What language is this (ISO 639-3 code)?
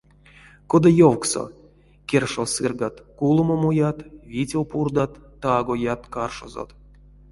myv